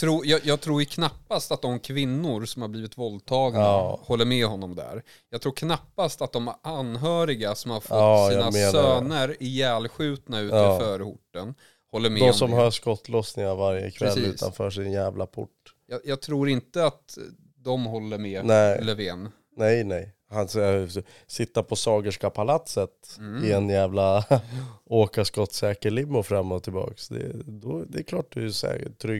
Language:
Swedish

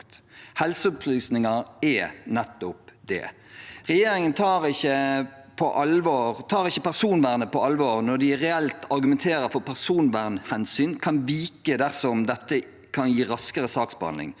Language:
Norwegian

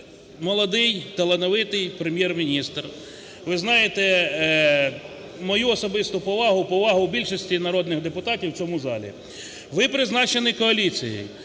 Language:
Ukrainian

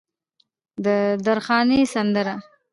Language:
Pashto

